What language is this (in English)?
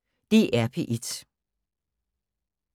Danish